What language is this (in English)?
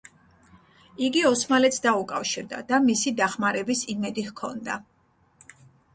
Georgian